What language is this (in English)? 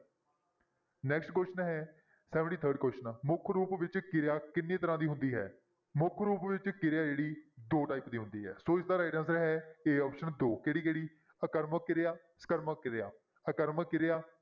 Punjabi